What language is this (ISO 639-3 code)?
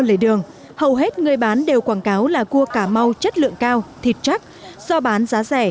vie